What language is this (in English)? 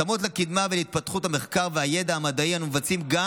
Hebrew